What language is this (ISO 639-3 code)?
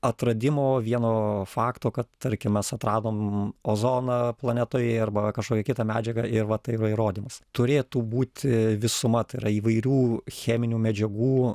lit